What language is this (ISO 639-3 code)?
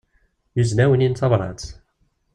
kab